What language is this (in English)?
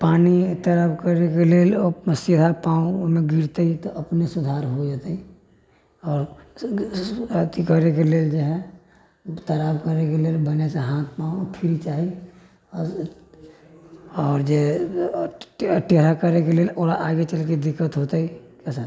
Maithili